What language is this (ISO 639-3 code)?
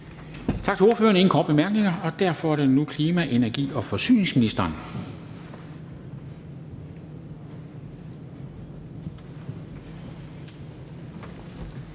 dan